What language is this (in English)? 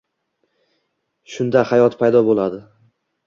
Uzbek